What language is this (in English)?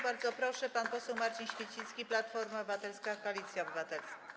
Polish